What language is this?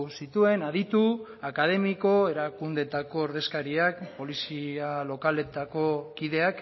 Basque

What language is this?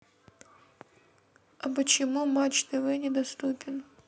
Russian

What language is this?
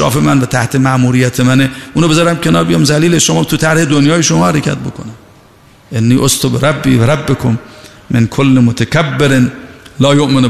Persian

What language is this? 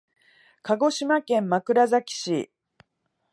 Japanese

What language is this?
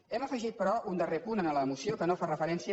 Catalan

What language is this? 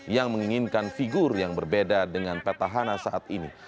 Indonesian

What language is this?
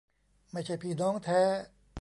Thai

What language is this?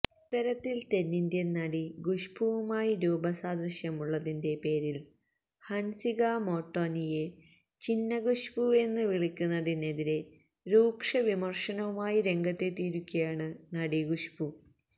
Malayalam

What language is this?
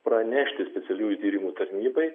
Lithuanian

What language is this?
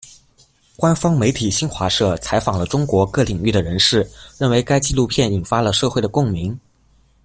Chinese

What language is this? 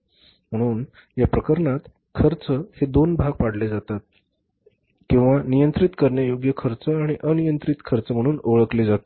Marathi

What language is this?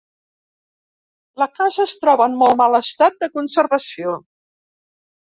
Catalan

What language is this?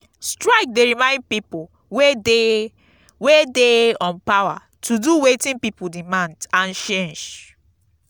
Nigerian Pidgin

